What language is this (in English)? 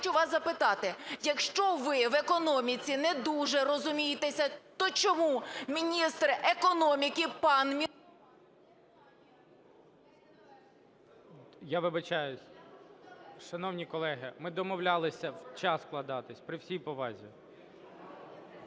Ukrainian